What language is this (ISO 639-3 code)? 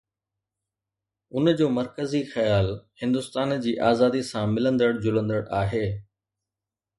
snd